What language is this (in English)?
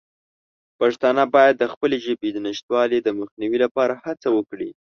Pashto